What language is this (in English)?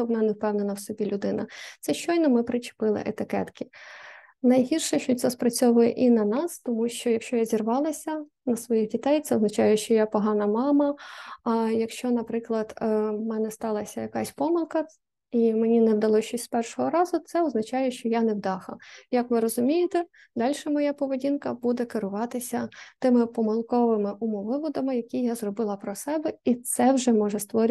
Ukrainian